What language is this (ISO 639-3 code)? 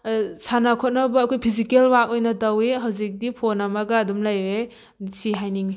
mni